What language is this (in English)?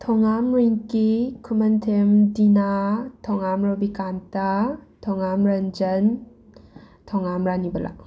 Manipuri